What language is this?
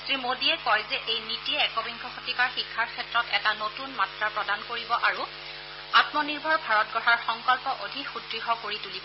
Assamese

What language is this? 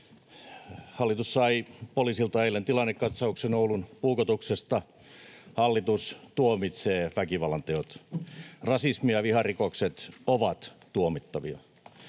Finnish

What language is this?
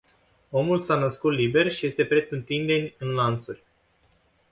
Romanian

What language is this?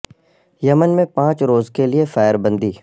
Urdu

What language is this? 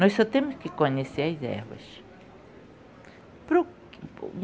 Portuguese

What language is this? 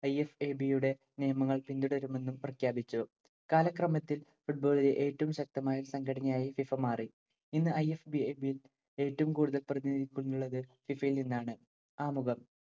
Malayalam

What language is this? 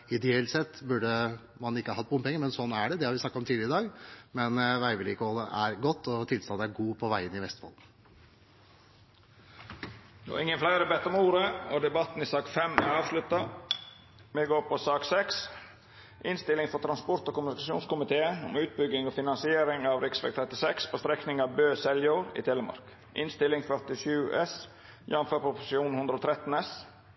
Norwegian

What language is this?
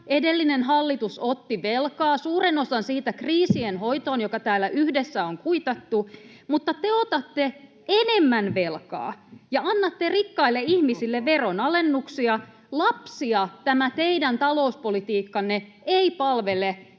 Finnish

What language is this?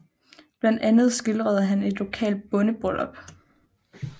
Danish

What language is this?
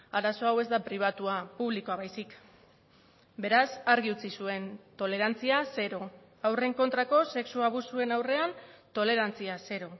Basque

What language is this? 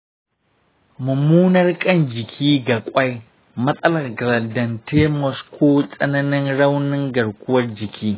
Hausa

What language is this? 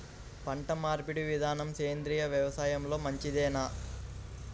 Telugu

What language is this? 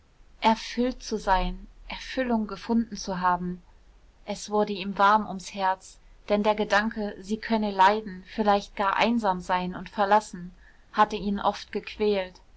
German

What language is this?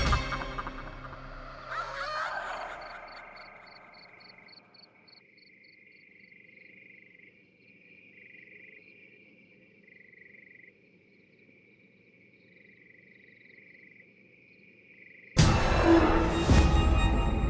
Thai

